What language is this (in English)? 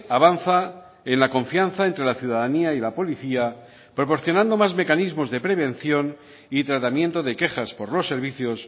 Spanish